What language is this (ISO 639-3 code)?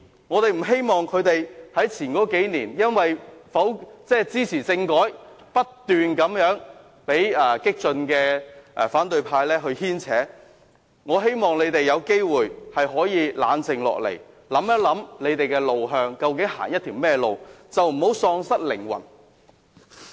yue